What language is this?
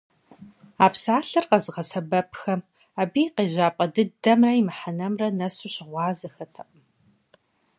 Kabardian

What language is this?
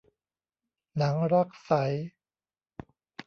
Thai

